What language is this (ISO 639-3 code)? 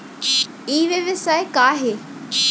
hne